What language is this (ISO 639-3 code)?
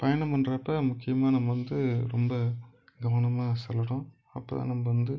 tam